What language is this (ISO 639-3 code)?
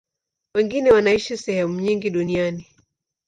swa